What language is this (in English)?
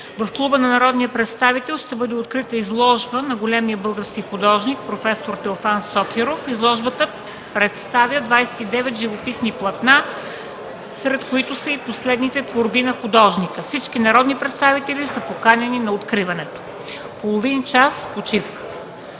Bulgarian